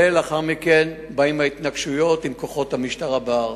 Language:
Hebrew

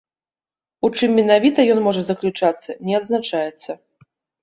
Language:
Belarusian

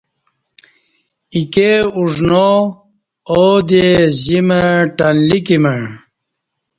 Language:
Kati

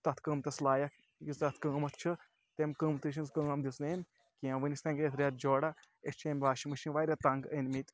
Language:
Kashmiri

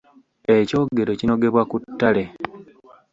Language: Ganda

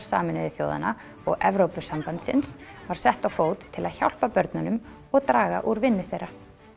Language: Icelandic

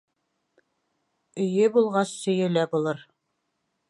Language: Bashkir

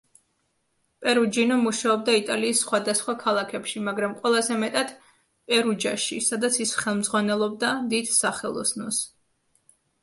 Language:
Georgian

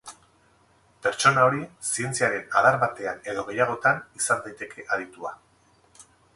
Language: Basque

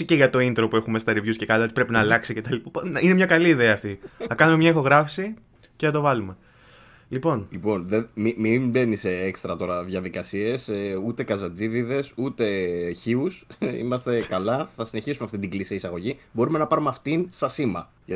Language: Greek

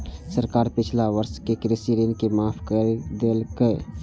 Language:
Maithili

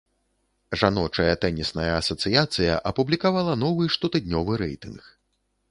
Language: Belarusian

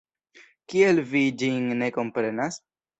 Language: Esperanto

